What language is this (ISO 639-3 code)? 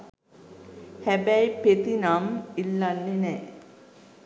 sin